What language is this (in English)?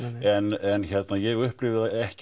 Icelandic